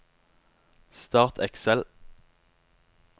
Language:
Norwegian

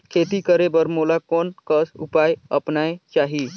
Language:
Chhattisgarhi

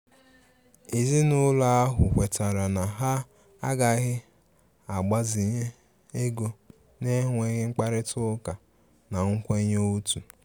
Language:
Igbo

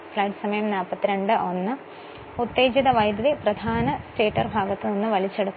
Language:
Malayalam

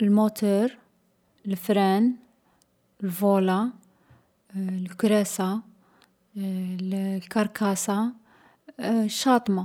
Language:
Algerian Arabic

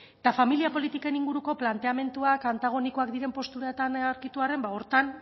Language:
Basque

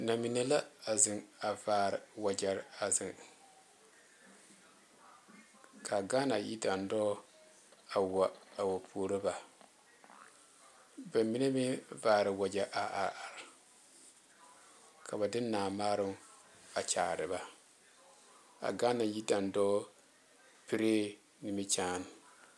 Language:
Southern Dagaare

